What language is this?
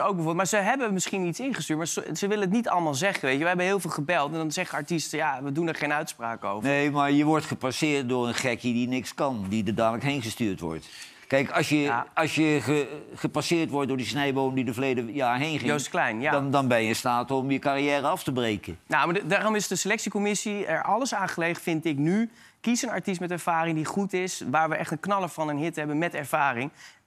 Dutch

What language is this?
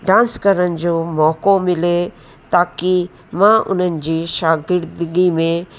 Sindhi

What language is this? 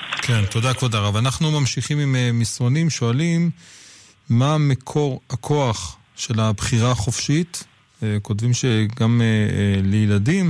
Hebrew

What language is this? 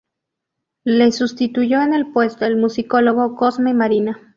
Spanish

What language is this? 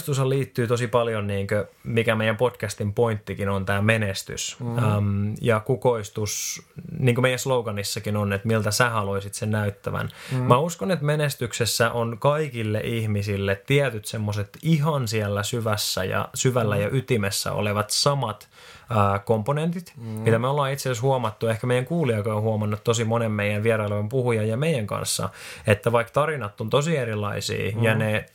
Finnish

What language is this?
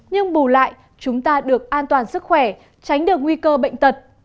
Vietnamese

